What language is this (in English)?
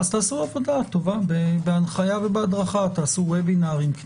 Hebrew